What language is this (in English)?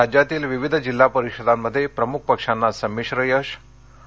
Marathi